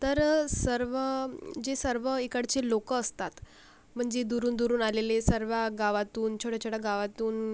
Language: Marathi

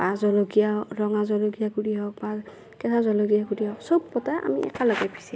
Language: Assamese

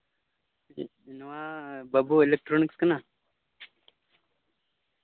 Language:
Santali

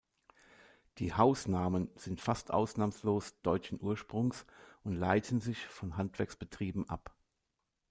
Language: German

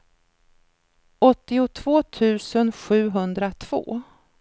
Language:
Swedish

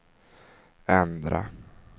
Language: Swedish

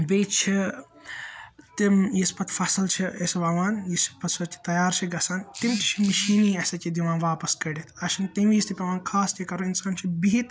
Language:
Kashmiri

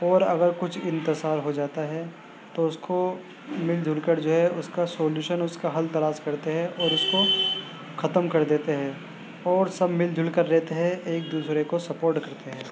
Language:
Urdu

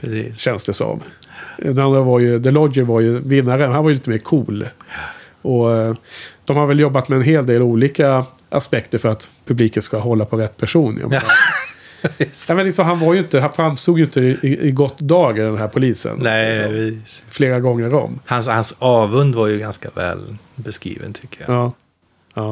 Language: Swedish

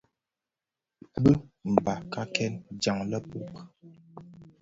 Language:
Bafia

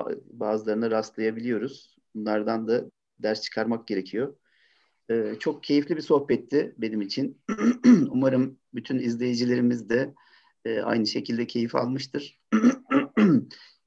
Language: Turkish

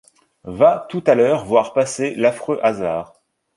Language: French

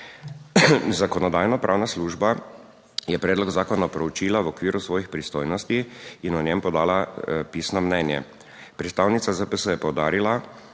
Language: Slovenian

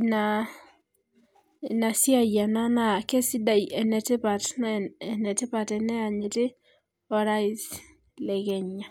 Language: Masai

